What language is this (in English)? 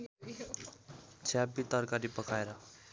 Nepali